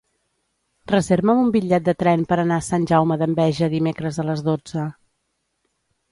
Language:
Catalan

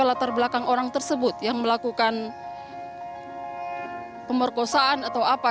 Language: Indonesian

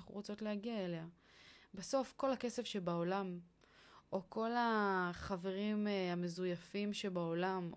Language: Hebrew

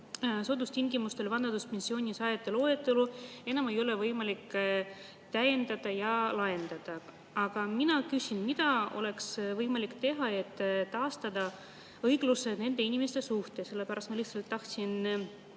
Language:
Estonian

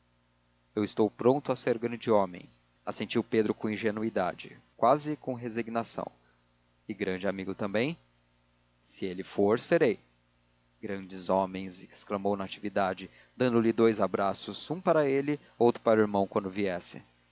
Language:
Portuguese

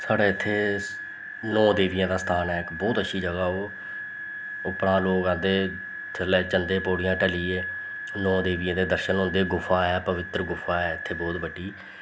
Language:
Dogri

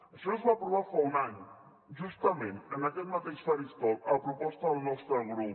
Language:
Catalan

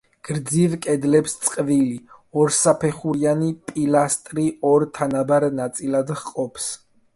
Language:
Georgian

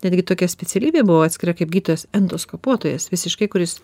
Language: Lithuanian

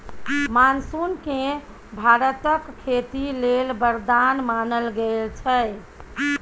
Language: Maithili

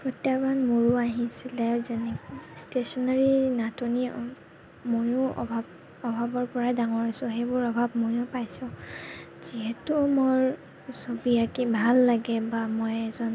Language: Assamese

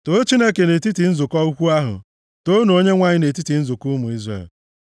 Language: Igbo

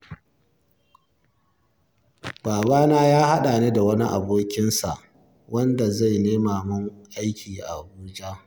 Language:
Hausa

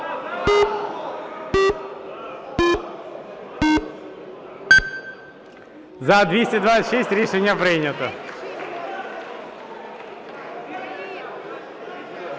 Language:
Ukrainian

